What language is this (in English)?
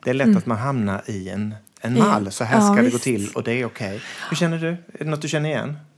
Swedish